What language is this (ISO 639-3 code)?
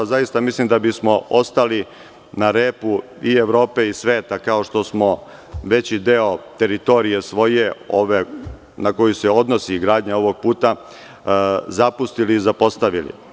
srp